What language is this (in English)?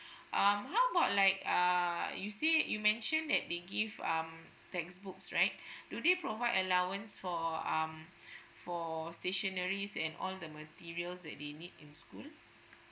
English